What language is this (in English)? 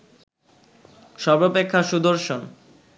Bangla